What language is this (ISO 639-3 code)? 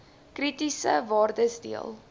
afr